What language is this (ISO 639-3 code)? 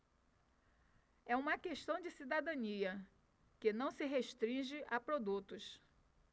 por